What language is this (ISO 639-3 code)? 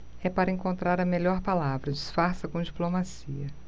por